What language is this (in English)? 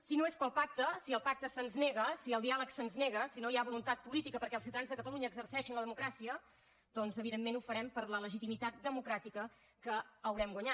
Catalan